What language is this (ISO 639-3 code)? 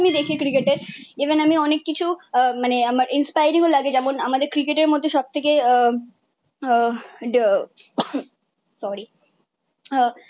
ben